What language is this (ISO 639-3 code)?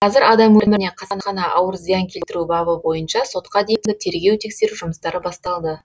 kaz